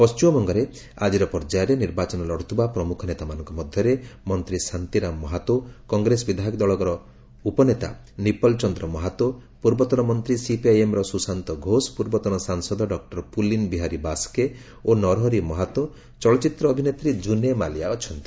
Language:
Odia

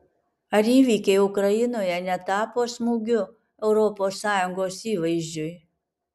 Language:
Lithuanian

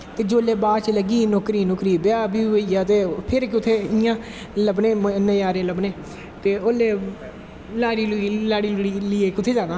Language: Dogri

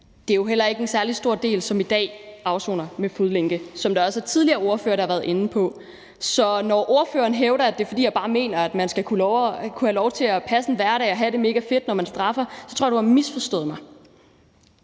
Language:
Danish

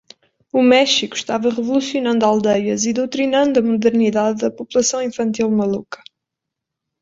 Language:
Portuguese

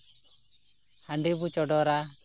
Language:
Santali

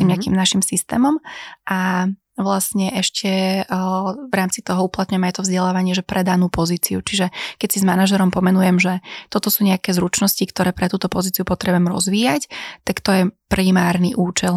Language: Slovak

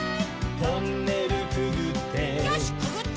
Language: Japanese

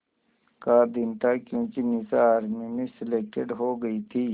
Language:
Hindi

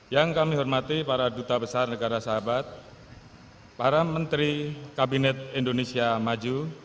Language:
Indonesian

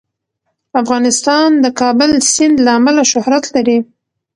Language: Pashto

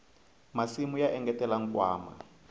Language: Tsonga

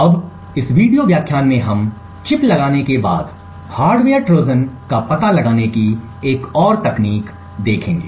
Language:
Hindi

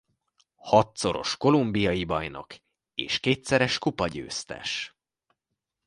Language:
Hungarian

